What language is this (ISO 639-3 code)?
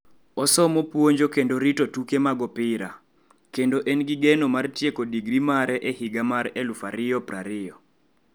luo